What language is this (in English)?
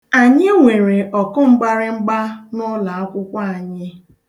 Igbo